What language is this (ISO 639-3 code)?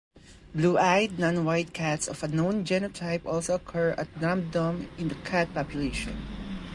eng